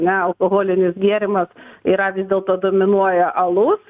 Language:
Lithuanian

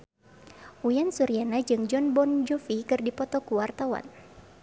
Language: Sundanese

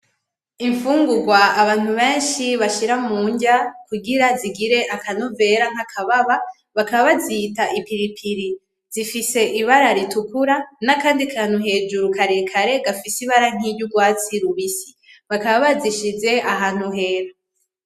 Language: Rundi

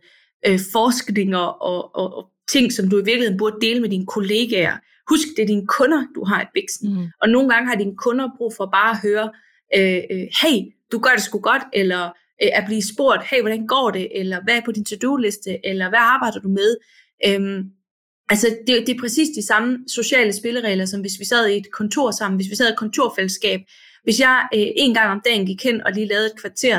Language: Danish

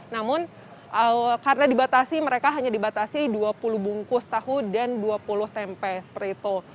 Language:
Indonesian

